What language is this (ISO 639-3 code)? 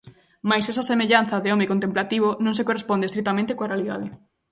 glg